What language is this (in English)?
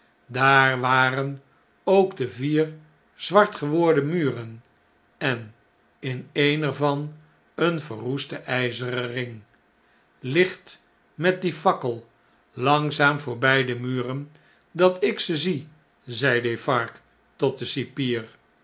Dutch